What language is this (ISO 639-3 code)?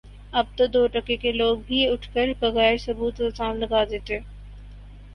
urd